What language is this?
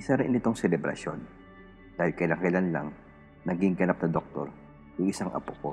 Filipino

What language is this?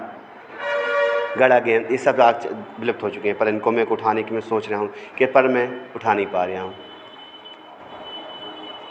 Hindi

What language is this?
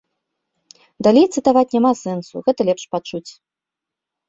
Belarusian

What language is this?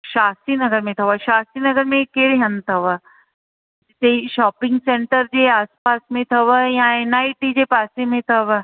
Sindhi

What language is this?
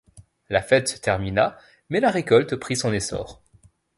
French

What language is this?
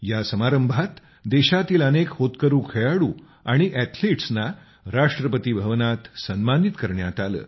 Marathi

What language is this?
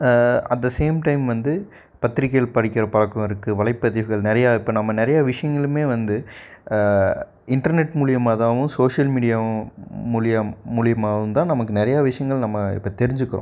Tamil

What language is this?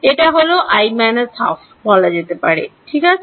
Bangla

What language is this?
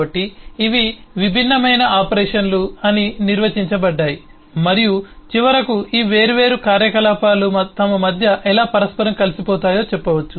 Telugu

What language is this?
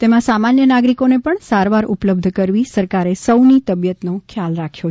Gujarati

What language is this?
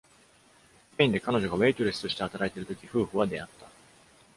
Japanese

